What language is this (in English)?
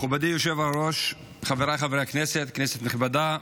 Hebrew